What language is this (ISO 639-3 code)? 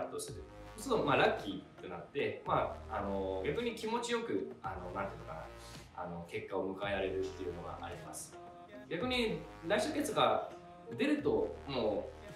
jpn